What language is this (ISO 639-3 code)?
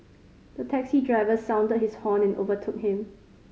eng